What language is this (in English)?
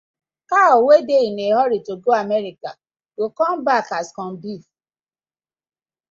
Nigerian Pidgin